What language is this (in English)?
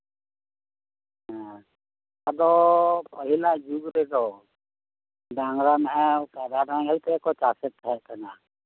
Santali